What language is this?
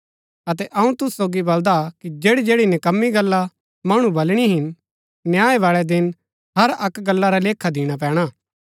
Gaddi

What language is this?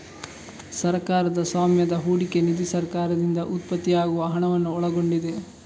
Kannada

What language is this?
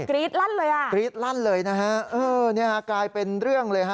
Thai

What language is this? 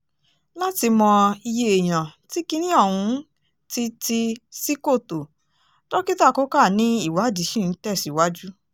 Yoruba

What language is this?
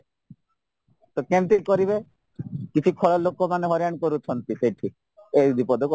Odia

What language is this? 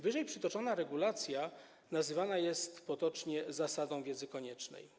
Polish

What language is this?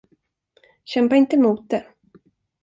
Swedish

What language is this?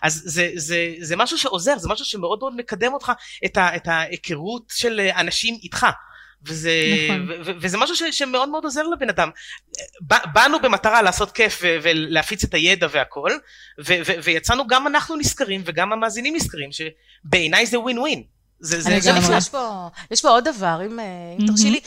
Hebrew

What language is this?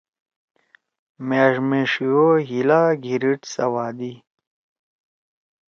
Torwali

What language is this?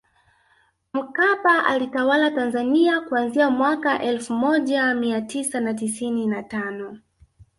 Swahili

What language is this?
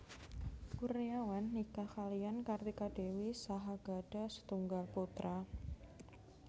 Javanese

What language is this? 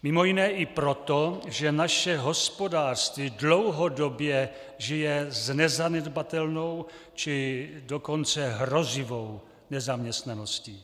Czech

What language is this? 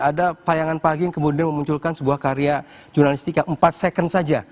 Indonesian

